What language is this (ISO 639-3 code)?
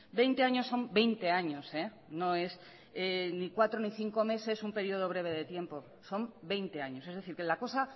spa